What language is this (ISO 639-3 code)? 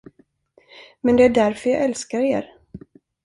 swe